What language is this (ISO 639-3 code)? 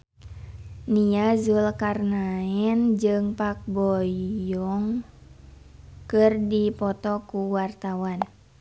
sun